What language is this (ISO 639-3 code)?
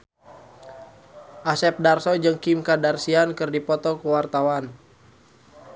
sun